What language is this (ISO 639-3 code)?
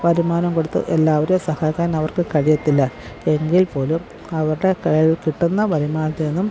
mal